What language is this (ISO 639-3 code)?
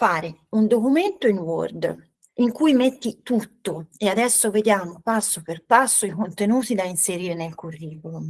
ita